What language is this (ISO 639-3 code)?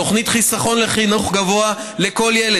heb